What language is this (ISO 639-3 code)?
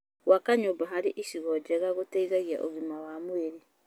kik